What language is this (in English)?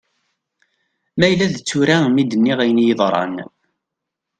Kabyle